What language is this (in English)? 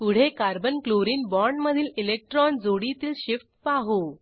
Marathi